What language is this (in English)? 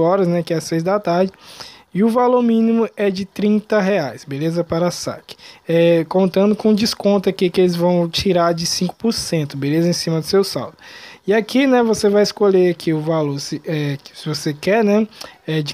Portuguese